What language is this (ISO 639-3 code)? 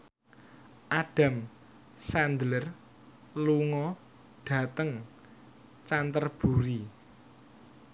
jav